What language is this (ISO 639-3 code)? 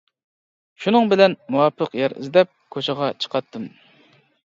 uig